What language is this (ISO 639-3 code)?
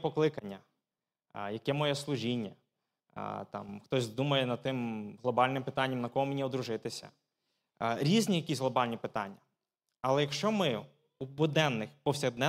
ukr